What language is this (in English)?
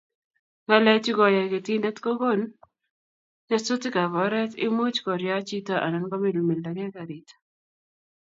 Kalenjin